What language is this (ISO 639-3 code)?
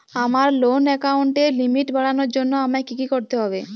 ben